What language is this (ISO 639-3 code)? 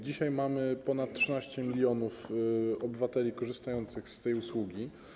pol